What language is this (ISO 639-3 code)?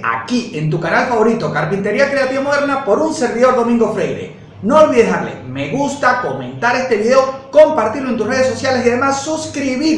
spa